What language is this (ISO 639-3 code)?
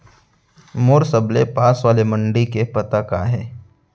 hne